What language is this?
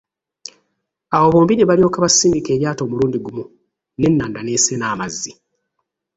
Ganda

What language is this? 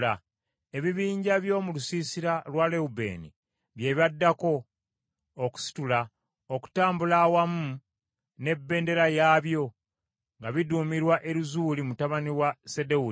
Ganda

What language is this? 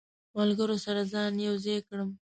Pashto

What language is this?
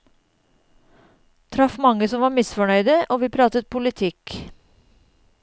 Norwegian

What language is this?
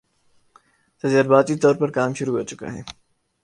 Urdu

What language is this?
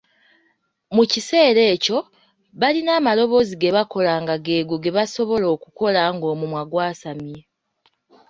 Ganda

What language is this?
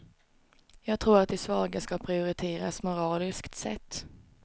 Swedish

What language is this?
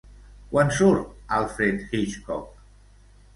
Catalan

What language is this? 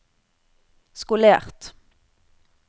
Norwegian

